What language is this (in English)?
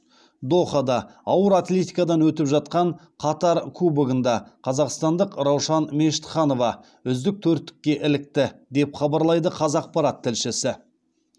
Kazakh